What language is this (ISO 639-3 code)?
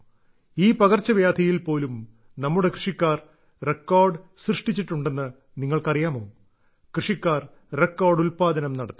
mal